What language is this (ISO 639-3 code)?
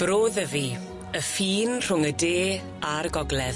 cym